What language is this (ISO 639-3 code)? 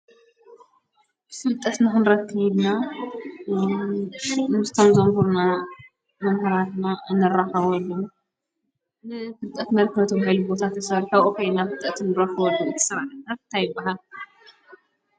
tir